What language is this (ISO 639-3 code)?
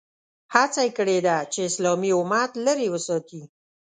pus